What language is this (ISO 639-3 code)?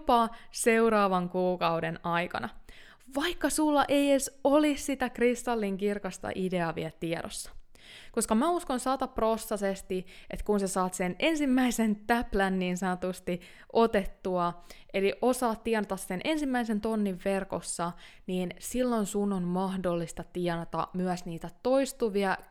fin